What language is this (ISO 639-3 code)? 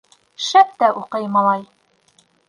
bak